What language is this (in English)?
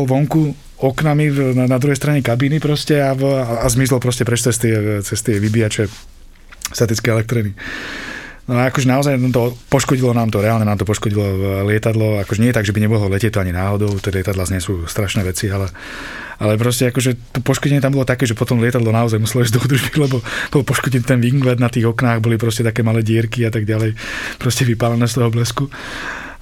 Slovak